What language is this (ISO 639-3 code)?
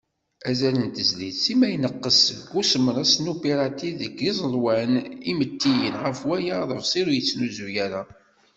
kab